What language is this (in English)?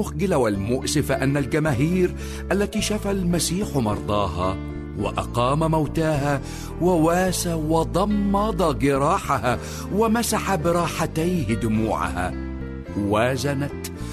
Arabic